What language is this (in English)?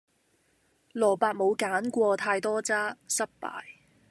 Cantonese